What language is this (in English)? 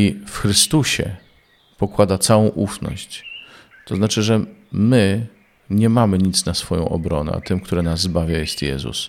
Polish